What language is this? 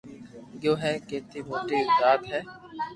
Loarki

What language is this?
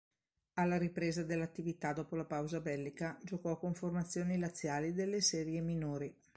Italian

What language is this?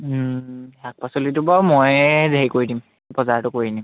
Assamese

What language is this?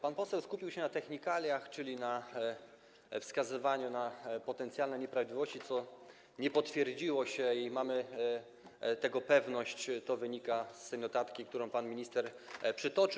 Polish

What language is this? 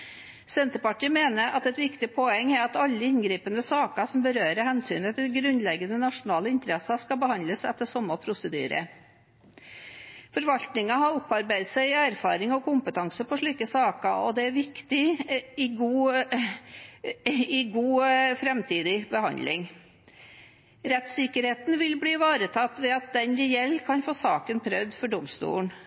Norwegian Bokmål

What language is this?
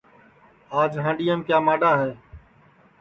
Sansi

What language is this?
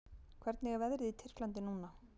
Icelandic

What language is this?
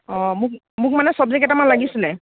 Assamese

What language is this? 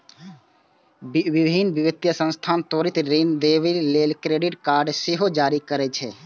Maithili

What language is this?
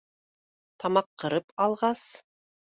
Bashkir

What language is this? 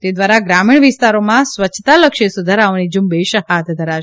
Gujarati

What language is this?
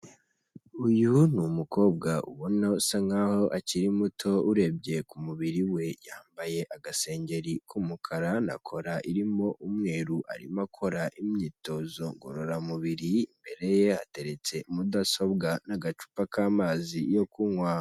Kinyarwanda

